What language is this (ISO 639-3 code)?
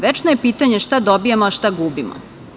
srp